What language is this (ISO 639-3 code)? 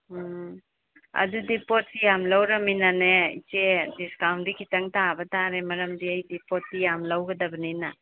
mni